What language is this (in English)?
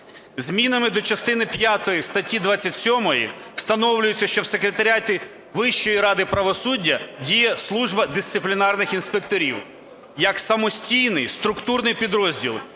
Ukrainian